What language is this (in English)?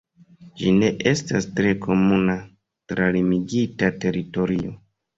Esperanto